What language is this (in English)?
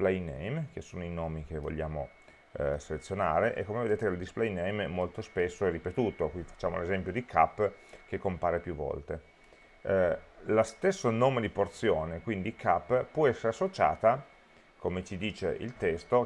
Italian